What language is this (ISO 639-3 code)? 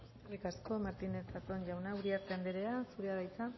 eus